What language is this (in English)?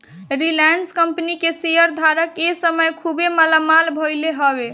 Bhojpuri